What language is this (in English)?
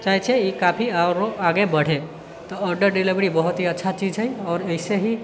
Maithili